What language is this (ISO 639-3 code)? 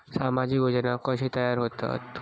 mar